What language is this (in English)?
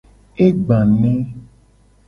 Gen